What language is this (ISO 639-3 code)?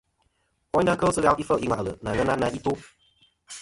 bkm